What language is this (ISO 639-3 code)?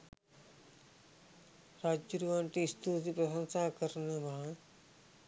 sin